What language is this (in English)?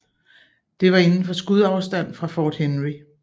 Danish